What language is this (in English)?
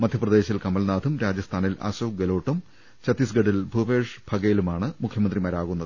Malayalam